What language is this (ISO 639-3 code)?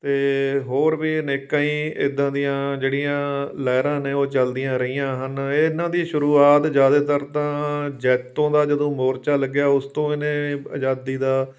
pan